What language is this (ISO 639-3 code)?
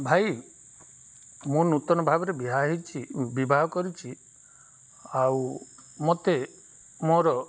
ori